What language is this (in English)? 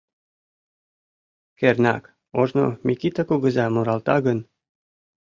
Mari